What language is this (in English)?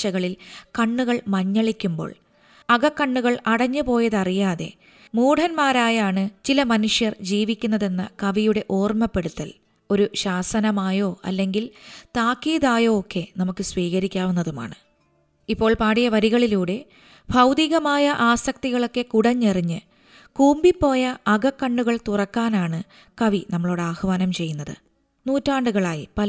Malayalam